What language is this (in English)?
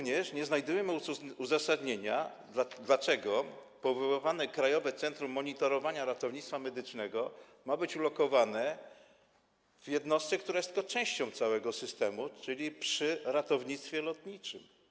Polish